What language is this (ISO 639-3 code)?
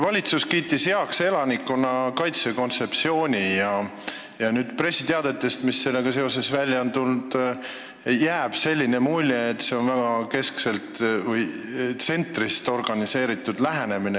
est